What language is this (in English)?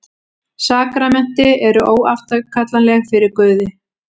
Icelandic